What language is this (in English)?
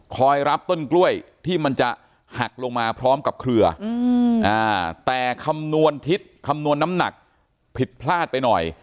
Thai